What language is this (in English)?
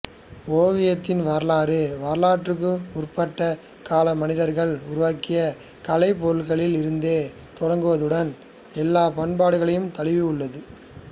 Tamil